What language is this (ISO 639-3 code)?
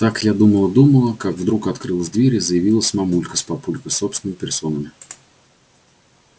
rus